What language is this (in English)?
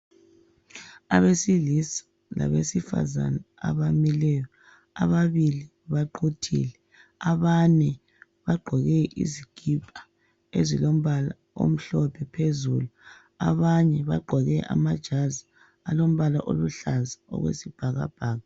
North Ndebele